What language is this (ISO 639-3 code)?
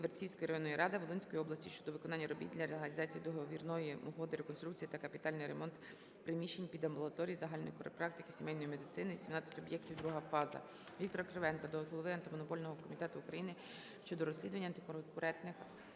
ukr